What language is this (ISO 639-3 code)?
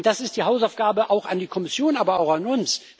deu